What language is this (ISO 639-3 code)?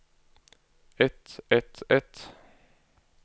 nor